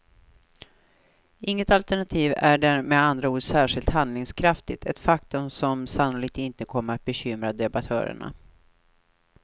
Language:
Swedish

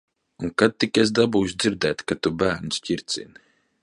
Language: Latvian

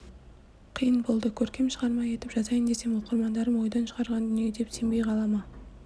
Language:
Kazakh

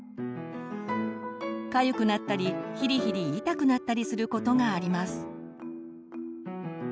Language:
Japanese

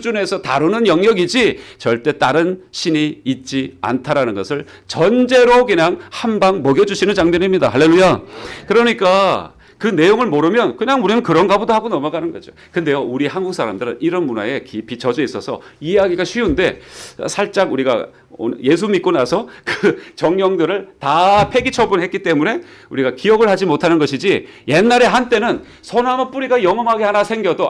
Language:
Korean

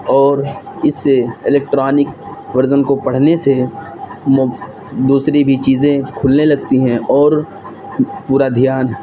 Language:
Urdu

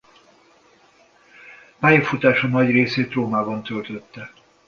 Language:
Hungarian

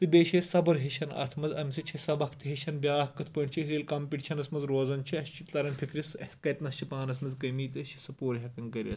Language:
Kashmiri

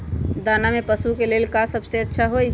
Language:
Magahi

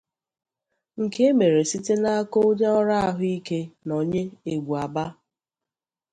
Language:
Igbo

